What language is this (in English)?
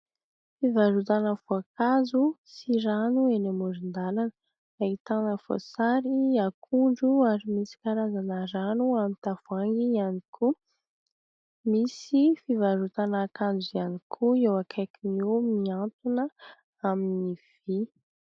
Malagasy